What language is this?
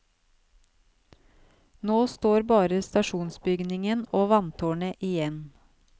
Norwegian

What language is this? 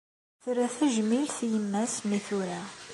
Kabyle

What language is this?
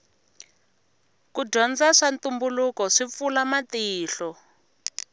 Tsonga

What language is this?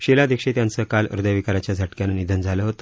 Marathi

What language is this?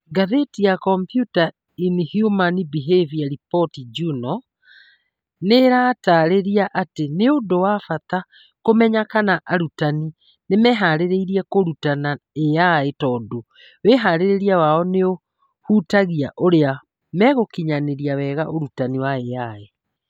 Kikuyu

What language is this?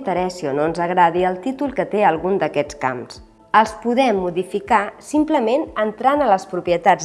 Catalan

